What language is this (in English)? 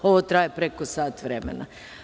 Serbian